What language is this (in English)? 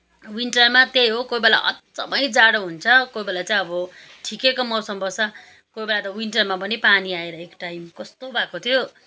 Nepali